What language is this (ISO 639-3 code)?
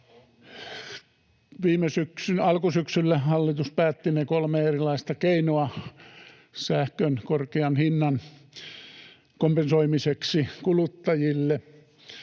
fin